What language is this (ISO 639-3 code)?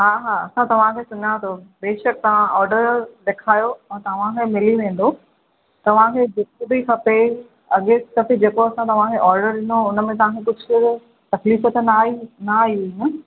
snd